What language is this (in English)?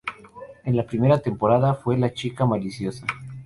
Spanish